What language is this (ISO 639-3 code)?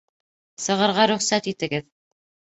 bak